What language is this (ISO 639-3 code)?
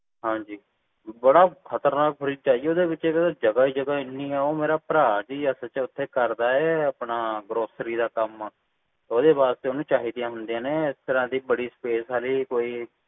pan